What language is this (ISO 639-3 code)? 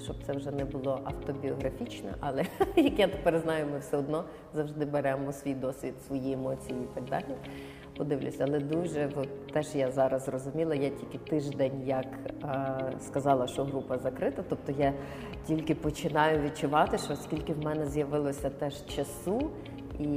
ukr